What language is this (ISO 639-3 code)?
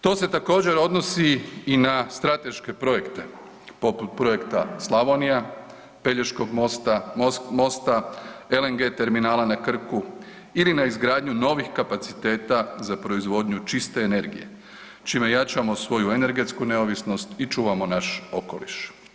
hrv